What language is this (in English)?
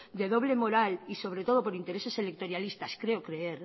Spanish